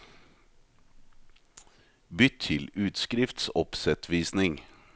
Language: Norwegian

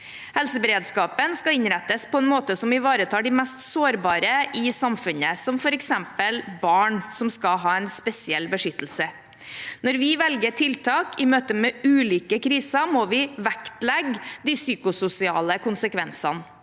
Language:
Norwegian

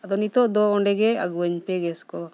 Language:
Santali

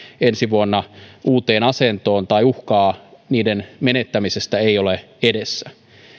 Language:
Finnish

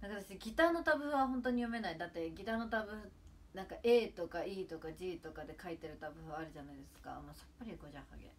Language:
Japanese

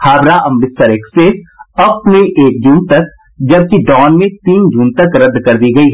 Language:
Hindi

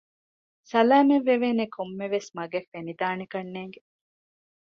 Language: Divehi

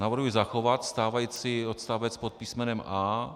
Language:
Czech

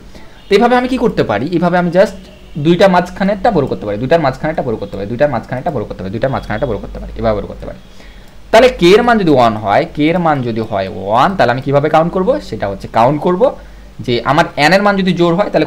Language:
Hindi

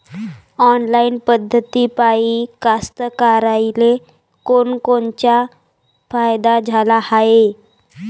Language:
Marathi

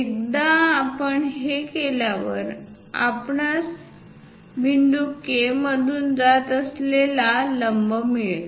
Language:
Marathi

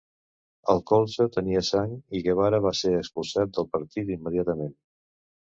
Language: Catalan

